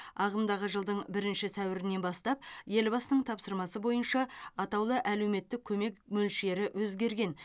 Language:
Kazakh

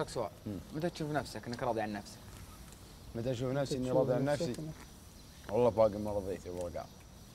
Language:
Arabic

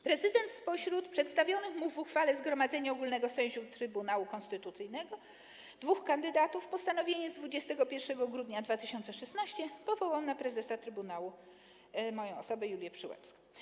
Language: Polish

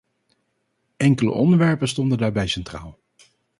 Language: Dutch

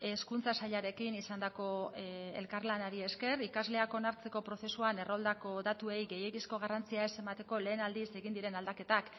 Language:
Basque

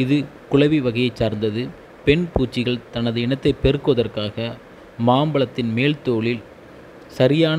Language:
Tamil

